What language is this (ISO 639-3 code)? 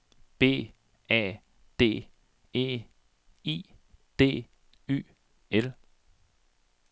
dan